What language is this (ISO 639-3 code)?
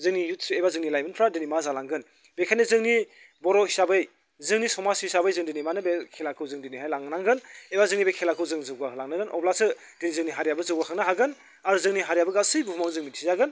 brx